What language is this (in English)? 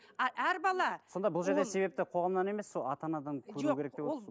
Kazakh